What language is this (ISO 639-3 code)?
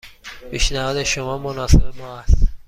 fas